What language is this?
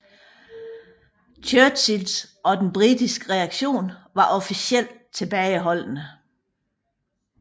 Danish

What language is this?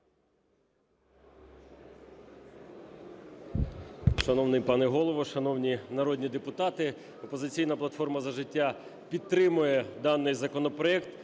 Ukrainian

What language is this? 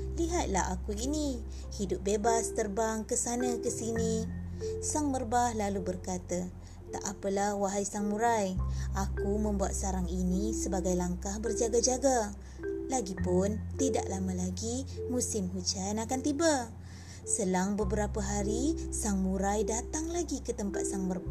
Malay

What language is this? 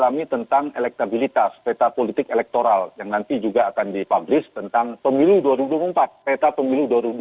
Indonesian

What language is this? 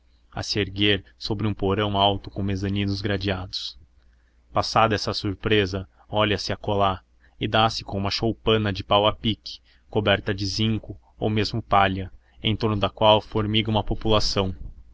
Portuguese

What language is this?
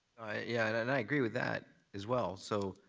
English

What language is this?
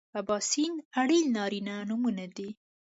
Pashto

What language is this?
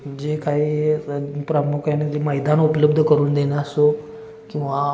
Marathi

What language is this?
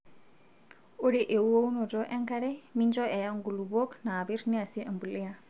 Masai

